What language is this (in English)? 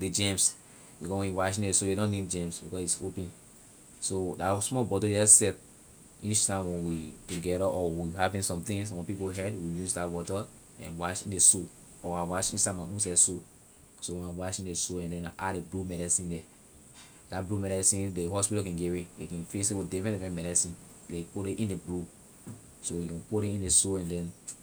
Liberian English